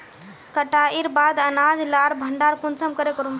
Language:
Magahi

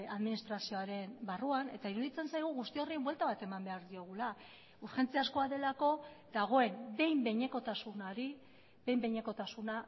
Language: Basque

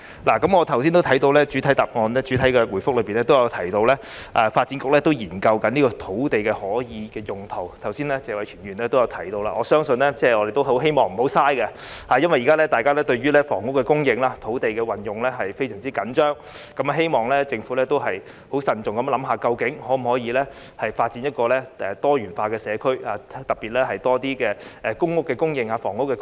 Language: Cantonese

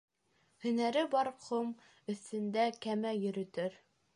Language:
Bashkir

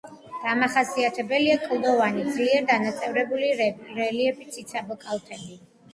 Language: Georgian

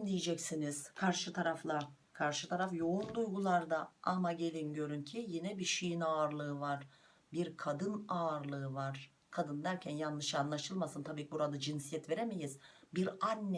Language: Turkish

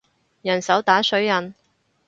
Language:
Cantonese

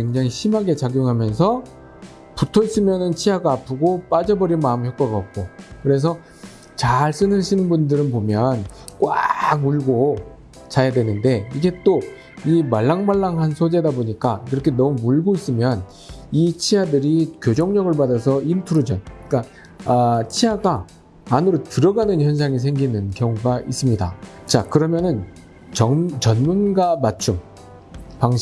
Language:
Korean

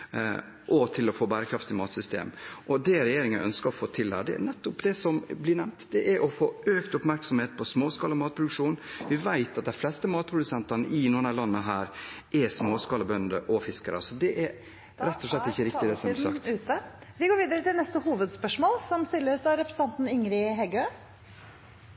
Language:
Norwegian Bokmål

